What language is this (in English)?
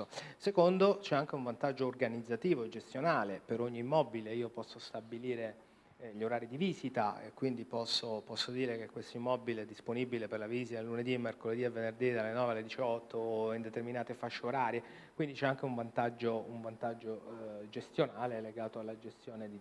Italian